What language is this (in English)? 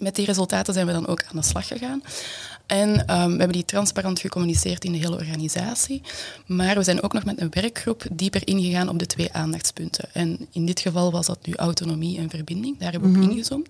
Dutch